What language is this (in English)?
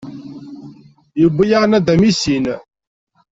Kabyle